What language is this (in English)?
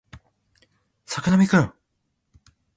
Japanese